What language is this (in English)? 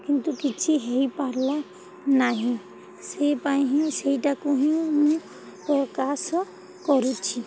Odia